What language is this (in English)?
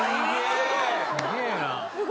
Japanese